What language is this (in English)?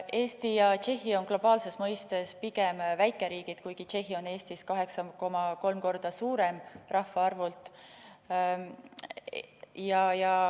Estonian